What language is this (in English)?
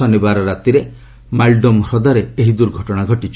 Odia